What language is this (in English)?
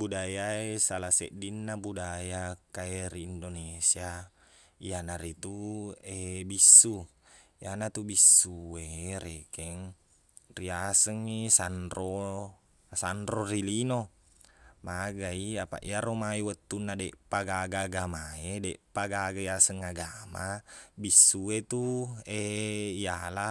Buginese